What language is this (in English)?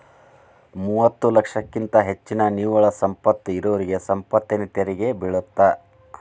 Kannada